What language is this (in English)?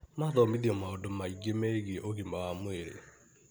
Kikuyu